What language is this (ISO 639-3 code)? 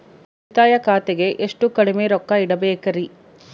kan